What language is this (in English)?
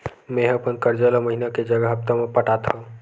Chhattisgarhi